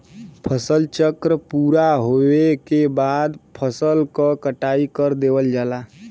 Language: Bhojpuri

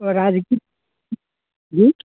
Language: Hindi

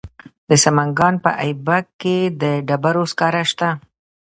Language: Pashto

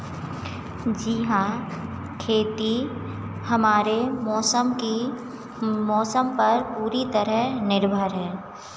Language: Hindi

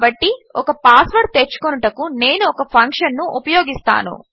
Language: Telugu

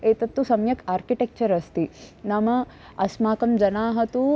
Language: Sanskrit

